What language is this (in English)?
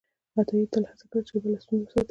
Pashto